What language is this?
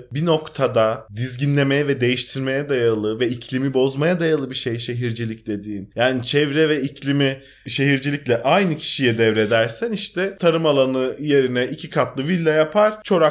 Turkish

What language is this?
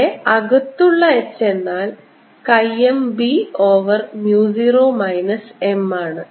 Malayalam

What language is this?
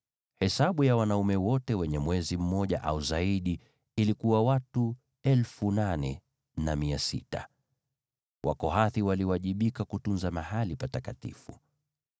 Swahili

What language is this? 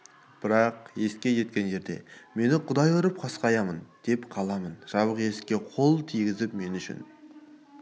Kazakh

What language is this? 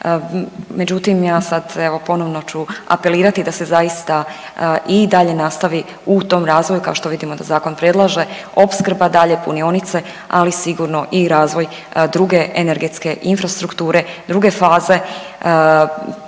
Croatian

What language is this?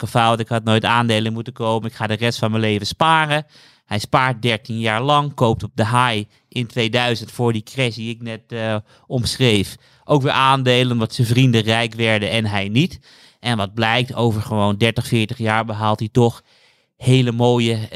Dutch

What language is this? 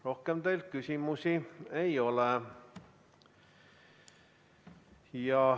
Estonian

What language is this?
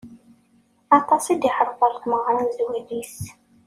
Kabyle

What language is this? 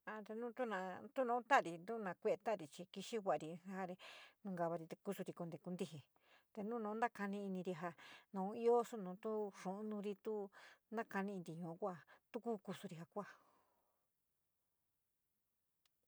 San Miguel El Grande Mixtec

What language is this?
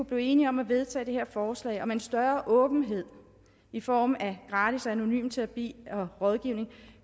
Danish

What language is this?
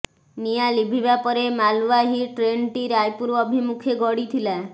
Odia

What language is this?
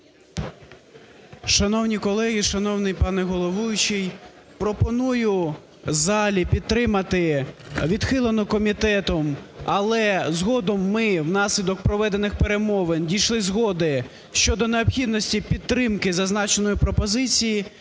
Ukrainian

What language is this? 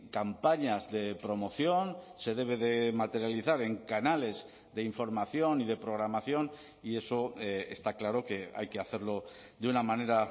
Spanish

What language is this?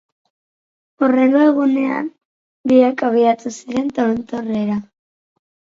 Basque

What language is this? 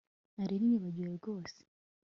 Kinyarwanda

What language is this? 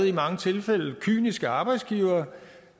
Danish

